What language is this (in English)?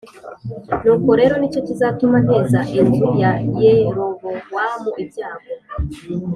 Kinyarwanda